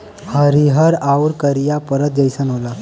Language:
Bhojpuri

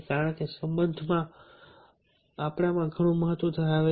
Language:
Gujarati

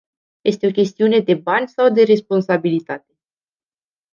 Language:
Romanian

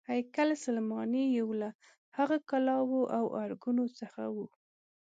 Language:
Pashto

